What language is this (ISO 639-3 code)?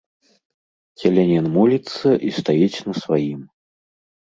bel